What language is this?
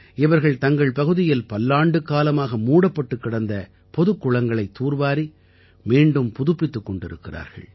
Tamil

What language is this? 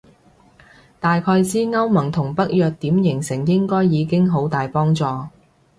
Cantonese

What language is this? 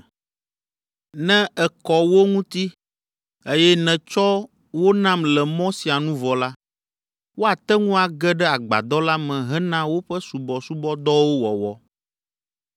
Ewe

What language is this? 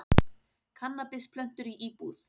Icelandic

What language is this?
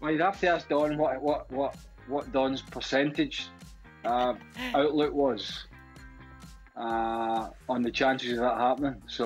English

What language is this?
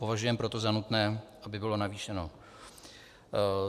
Czech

